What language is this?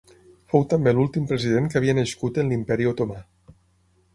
Catalan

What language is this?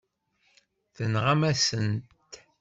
Kabyle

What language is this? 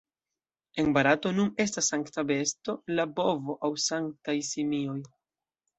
Esperanto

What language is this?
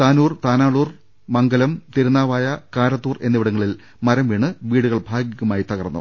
Malayalam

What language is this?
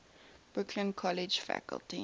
English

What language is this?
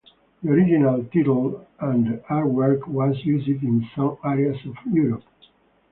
English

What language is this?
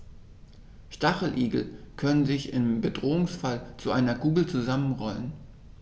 German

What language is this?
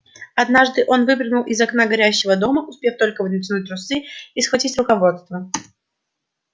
Russian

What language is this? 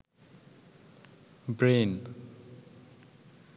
Bangla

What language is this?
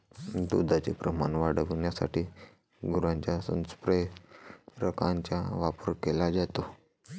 Marathi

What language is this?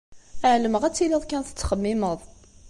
Kabyle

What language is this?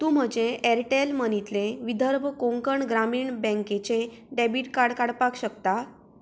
Konkani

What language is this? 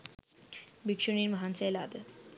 Sinhala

